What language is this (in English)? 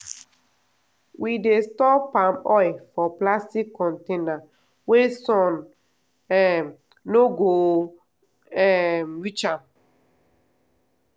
Nigerian Pidgin